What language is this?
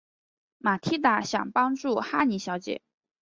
Chinese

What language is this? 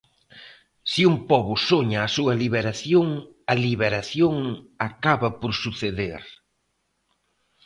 Galician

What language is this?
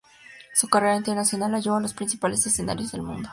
Spanish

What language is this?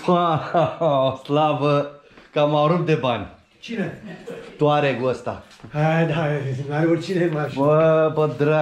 Romanian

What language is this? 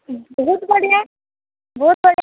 Odia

